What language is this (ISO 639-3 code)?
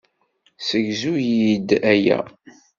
kab